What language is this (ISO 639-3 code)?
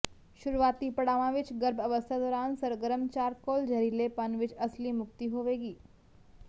pan